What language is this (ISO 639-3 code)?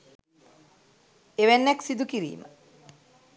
sin